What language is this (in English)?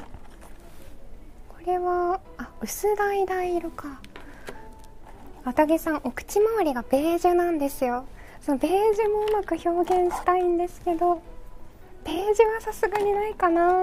Japanese